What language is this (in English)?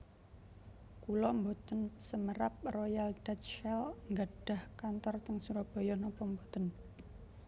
Javanese